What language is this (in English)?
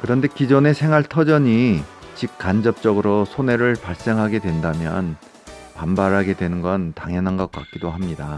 Korean